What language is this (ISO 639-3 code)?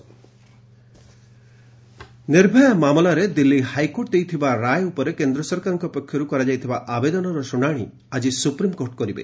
ori